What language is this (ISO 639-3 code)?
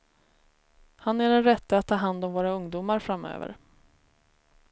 swe